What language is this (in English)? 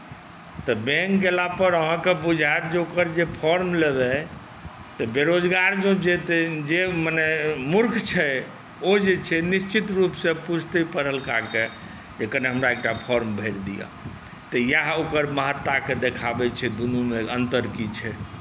Maithili